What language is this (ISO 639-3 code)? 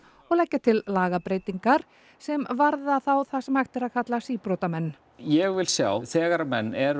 isl